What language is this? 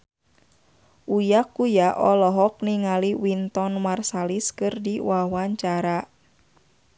Sundanese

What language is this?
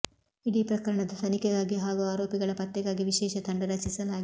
Kannada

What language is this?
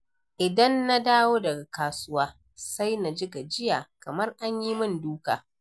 Hausa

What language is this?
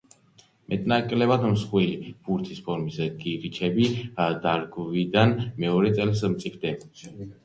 Georgian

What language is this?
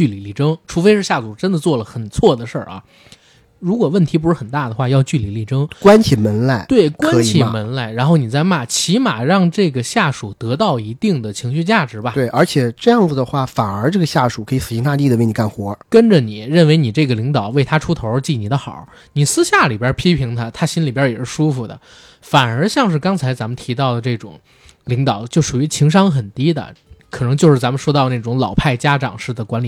Chinese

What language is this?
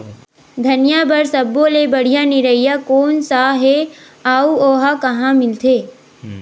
Chhattisgarhi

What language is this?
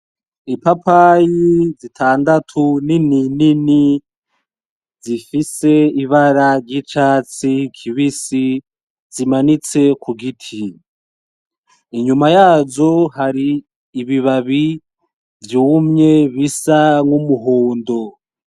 Rundi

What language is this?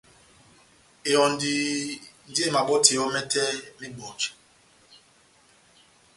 Batanga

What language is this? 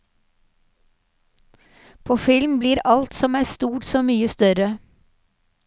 Norwegian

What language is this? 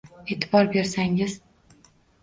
Uzbek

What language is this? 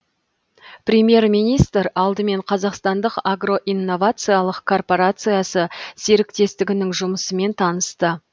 Kazakh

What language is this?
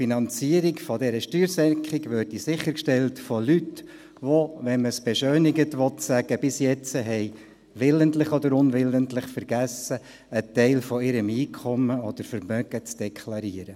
Swiss German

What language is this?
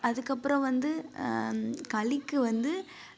Tamil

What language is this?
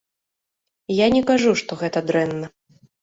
Belarusian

